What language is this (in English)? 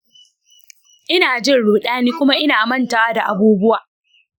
Hausa